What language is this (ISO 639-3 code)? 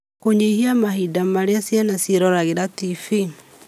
kik